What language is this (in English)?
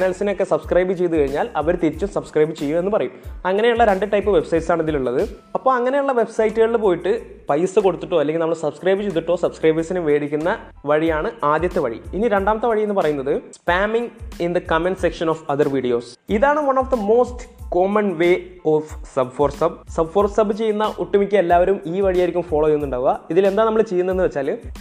Malayalam